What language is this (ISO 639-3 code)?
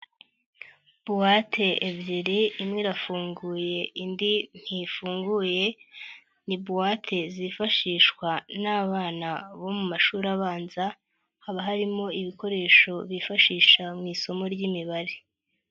kin